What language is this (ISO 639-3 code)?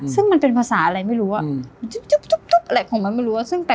tha